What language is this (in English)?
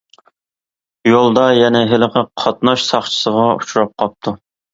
Uyghur